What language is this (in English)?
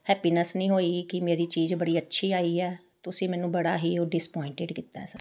Punjabi